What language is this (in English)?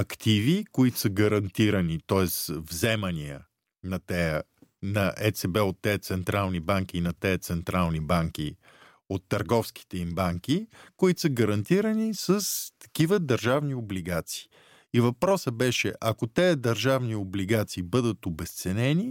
Bulgarian